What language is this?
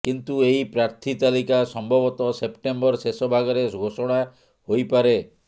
Odia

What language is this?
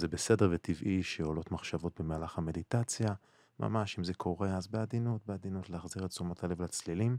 Hebrew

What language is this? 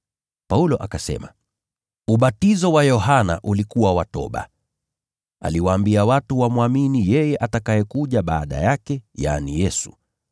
Swahili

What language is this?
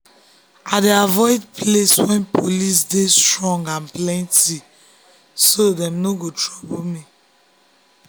Nigerian Pidgin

